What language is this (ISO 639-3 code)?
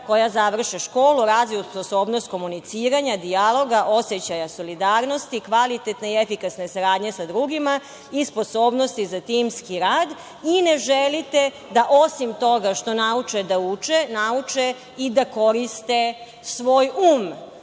srp